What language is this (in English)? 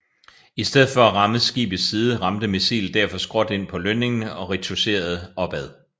Danish